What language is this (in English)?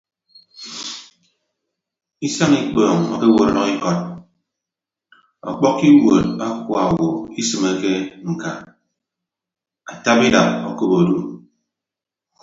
Ibibio